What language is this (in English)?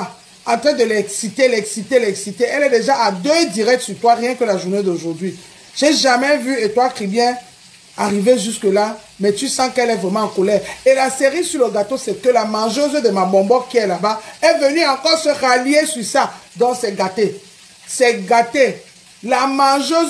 French